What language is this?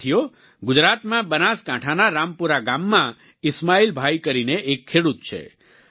Gujarati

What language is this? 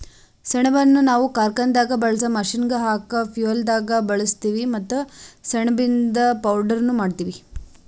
Kannada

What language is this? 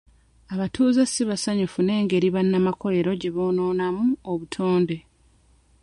Ganda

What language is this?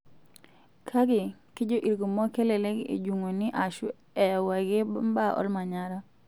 Masai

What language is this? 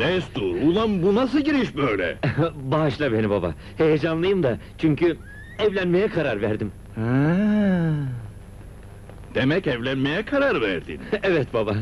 Turkish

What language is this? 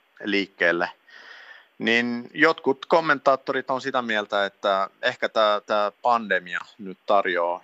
Finnish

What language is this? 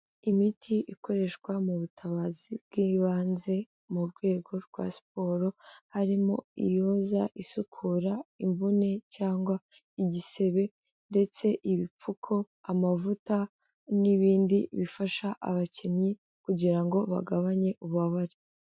Kinyarwanda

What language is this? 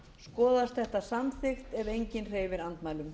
Icelandic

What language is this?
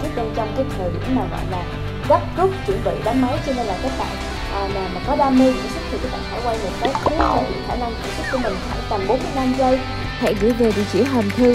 Vietnamese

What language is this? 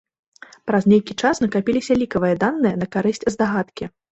Belarusian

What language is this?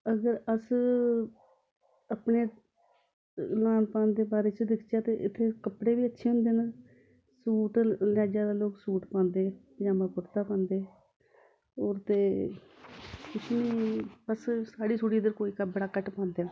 Dogri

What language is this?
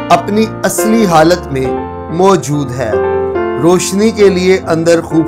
Hindi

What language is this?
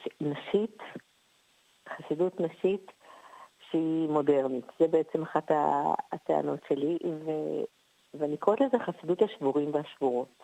Hebrew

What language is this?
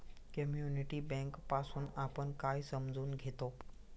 Marathi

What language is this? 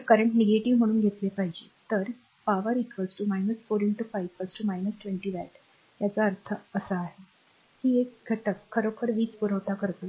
Marathi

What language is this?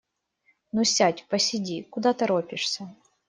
Russian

